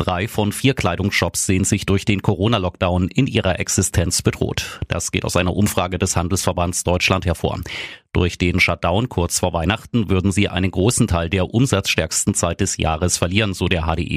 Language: German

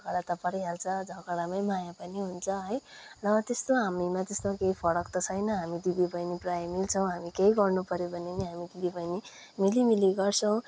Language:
Nepali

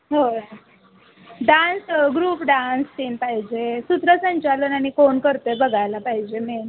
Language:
Marathi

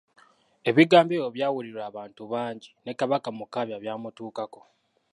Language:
Ganda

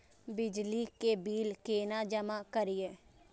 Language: Maithili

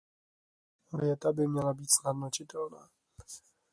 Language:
Czech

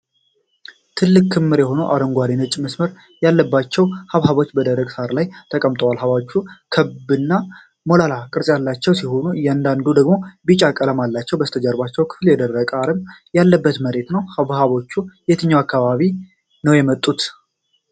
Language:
Amharic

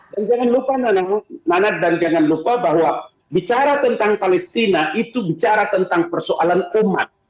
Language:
Indonesian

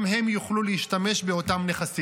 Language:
Hebrew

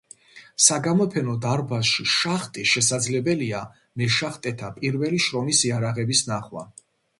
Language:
Georgian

